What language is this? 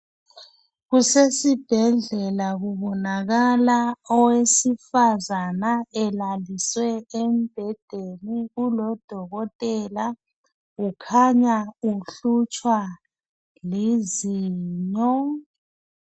North Ndebele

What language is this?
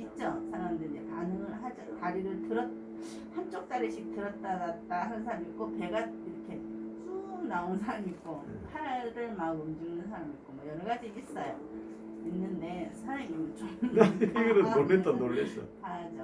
Korean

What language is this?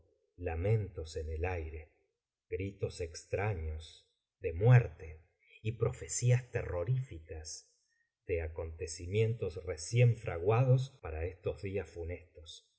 Spanish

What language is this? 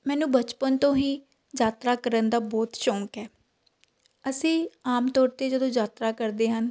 Punjabi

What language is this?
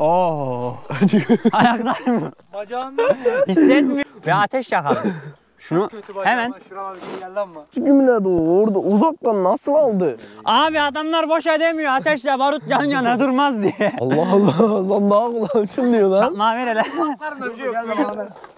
Turkish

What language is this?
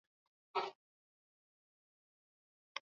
Swahili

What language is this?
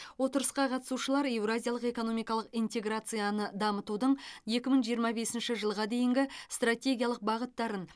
Kazakh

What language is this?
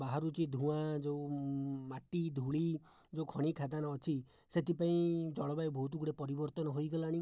Odia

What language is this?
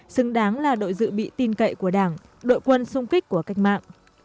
Vietnamese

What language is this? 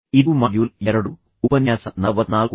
Kannada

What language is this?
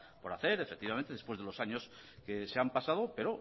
Spanish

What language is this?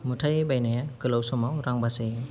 Bodo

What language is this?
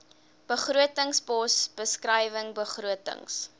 Afrikaans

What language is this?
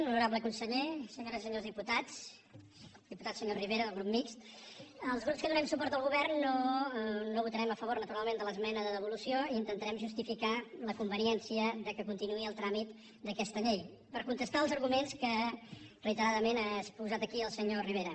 Catalan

